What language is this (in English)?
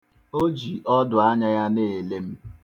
Igbo